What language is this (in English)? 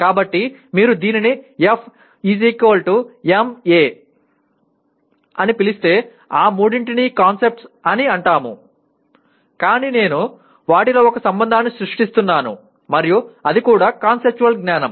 Telugu